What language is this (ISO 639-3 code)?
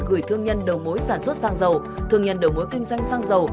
vie